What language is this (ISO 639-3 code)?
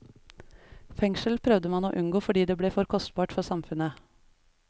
nor